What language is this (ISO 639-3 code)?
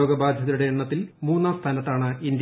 mal